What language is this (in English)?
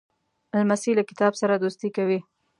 Pashto